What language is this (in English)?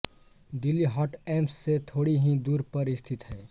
Hindi